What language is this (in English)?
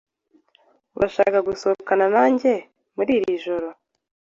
Kinyarwanda